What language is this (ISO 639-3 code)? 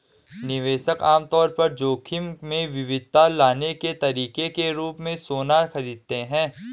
hin